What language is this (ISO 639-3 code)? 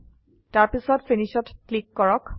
asm